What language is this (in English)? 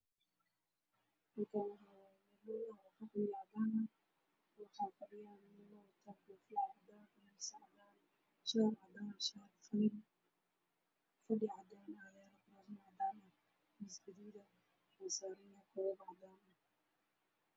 Somali